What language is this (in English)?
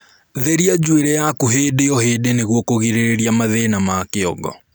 Kikuyu